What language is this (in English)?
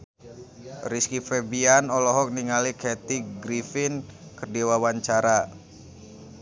Sundanese